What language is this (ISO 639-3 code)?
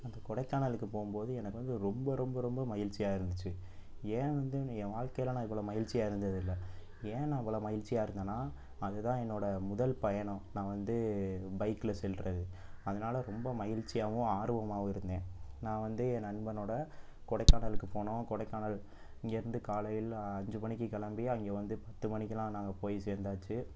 tam